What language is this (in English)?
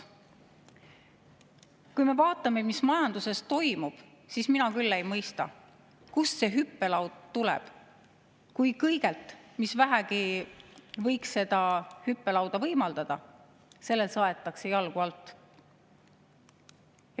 Estonian